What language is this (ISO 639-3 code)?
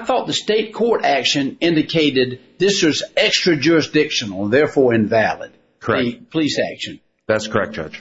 eng